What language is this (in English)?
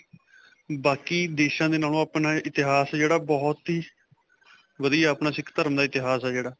Punjabi